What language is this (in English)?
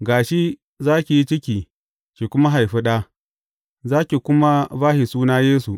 Hausa